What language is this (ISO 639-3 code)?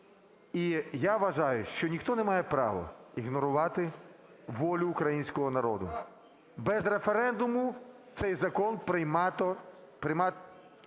ukr